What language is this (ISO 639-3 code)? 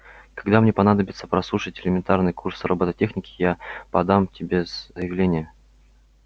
rus